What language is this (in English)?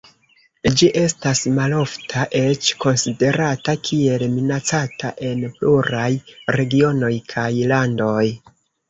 Esperanto